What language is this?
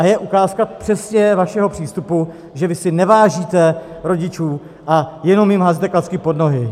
Czech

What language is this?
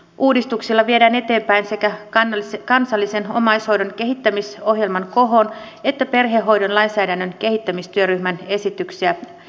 Finnish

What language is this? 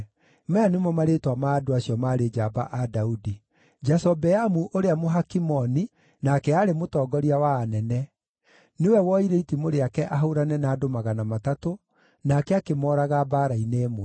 Kikuyu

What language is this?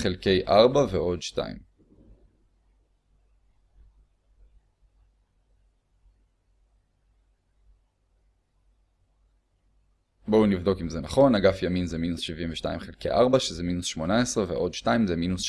Hebrew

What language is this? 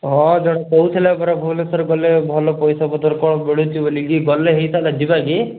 Odia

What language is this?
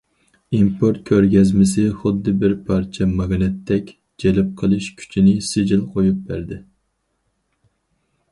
Uyghur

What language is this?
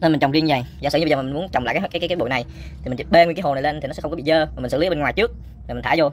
Vietnamese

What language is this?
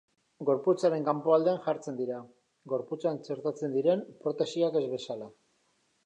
Basque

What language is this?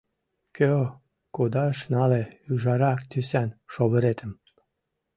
Mari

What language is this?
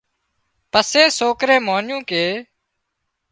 Wadiyara Koli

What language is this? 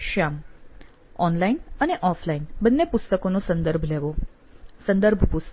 Gujarati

